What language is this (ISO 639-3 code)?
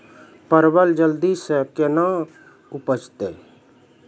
mai